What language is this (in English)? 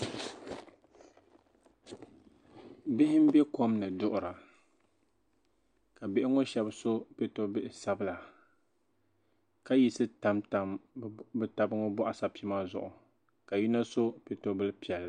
Dagbani